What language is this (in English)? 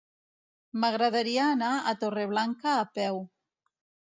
Catalan